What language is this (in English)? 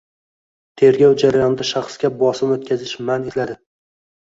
Uzbek